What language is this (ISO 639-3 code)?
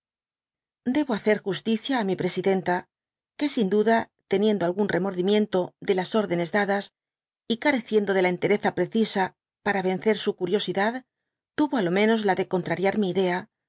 spa